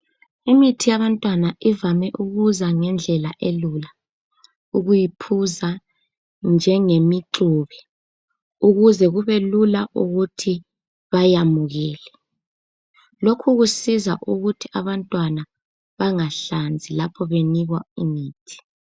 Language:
North Ndebele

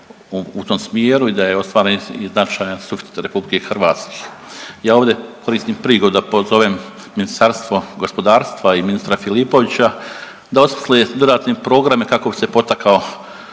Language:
Croatian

